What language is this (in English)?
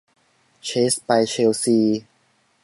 Thai